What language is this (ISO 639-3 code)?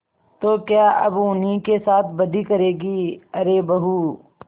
hin